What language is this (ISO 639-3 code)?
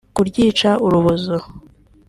kin